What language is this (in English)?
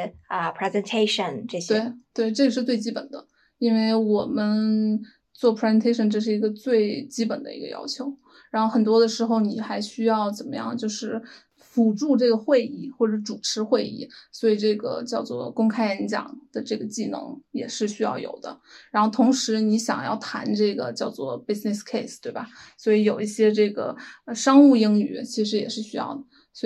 Chinese